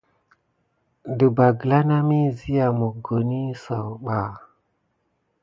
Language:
Gidar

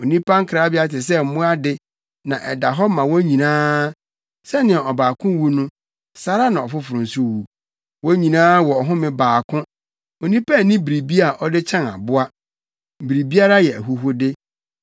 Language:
Akan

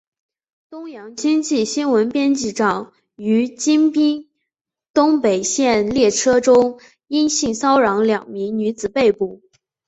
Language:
Chinese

